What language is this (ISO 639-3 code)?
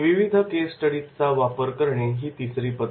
mar